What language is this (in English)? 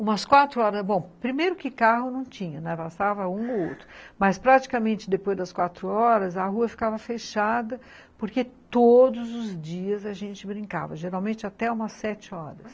Portuguese